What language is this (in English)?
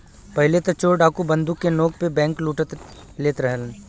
Bhojpuri